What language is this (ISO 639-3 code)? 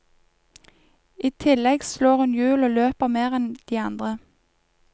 nor